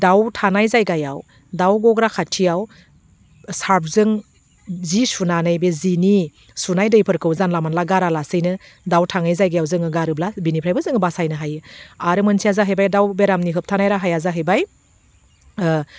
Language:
Bodo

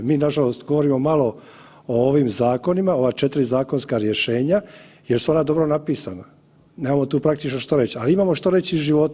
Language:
Croatian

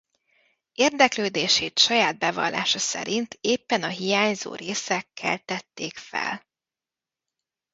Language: Hungarian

